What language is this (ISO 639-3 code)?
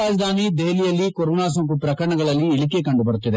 kan